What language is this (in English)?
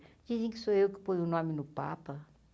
Portuguese